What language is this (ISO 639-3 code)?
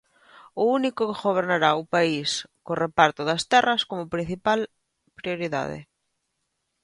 glg